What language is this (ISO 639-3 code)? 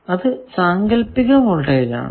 mal